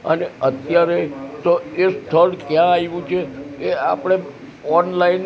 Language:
Gujarati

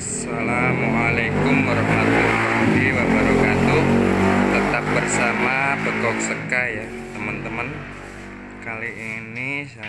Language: Indonesian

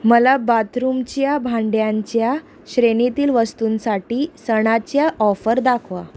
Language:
Marathi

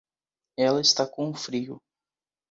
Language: Portuguese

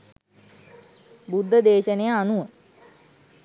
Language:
Sinhala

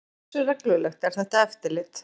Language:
Icelandic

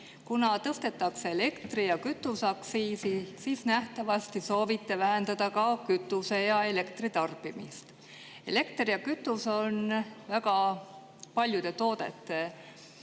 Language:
Estonian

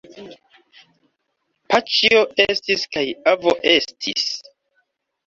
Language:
Esperanto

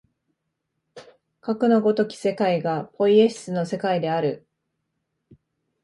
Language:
Japanese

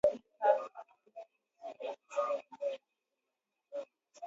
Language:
Swahili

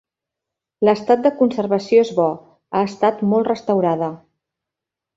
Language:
Catalan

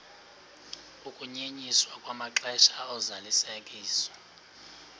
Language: Xhosa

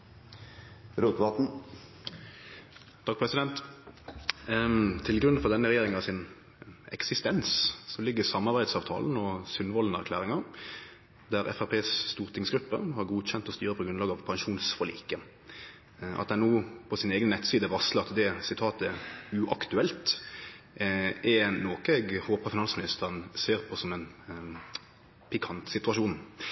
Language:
Norwegian Nynorsk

